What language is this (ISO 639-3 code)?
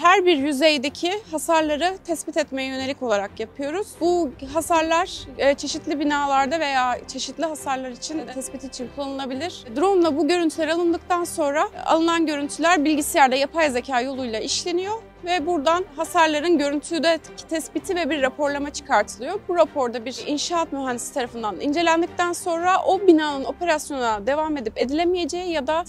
tur